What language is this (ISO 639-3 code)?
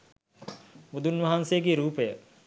sin